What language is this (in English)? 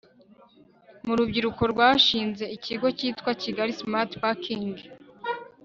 Kinyarwanda